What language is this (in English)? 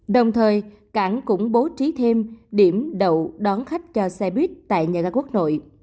Vietnamese